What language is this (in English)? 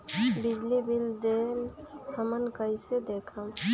Magahi